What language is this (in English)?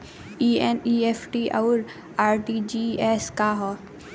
Bhojpuri